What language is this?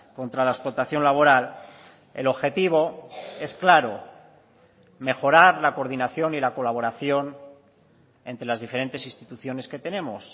Spanish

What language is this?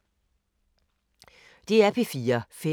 Danish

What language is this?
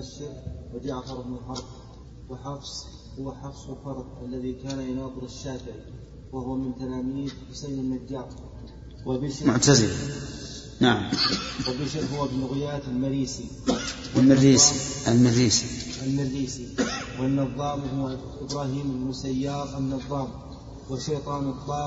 Arabic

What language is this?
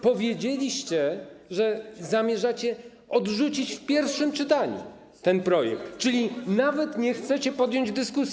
Polish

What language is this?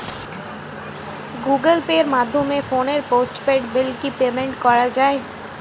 Bangla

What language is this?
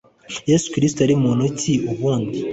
Kinyarwanda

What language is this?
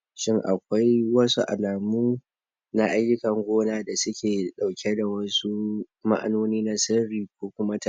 Hausa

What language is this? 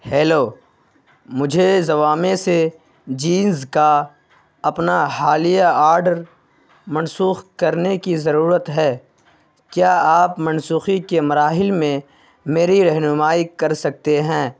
Urdu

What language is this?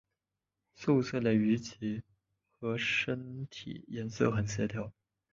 Chinese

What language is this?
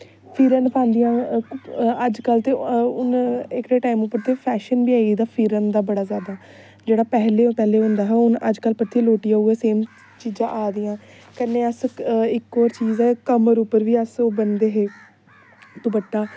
Dogri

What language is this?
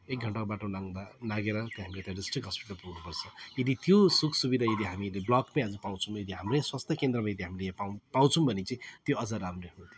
Nepali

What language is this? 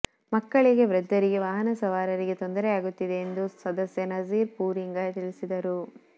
Kannada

